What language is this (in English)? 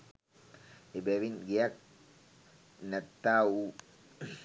Sinhala